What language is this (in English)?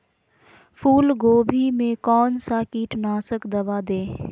Magahi